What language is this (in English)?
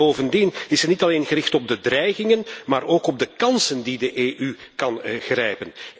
Dutch